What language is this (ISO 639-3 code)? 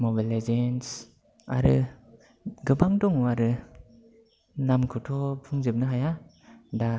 brx